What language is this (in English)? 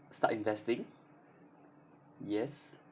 English